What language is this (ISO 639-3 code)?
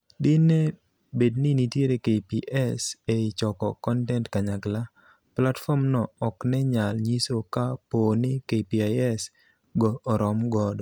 luo